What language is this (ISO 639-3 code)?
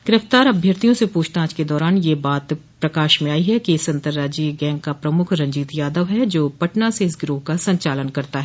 hin